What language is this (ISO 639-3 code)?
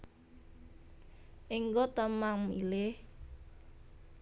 jav